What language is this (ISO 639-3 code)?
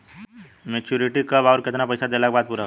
bho